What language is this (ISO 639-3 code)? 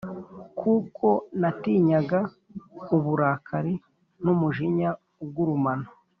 kin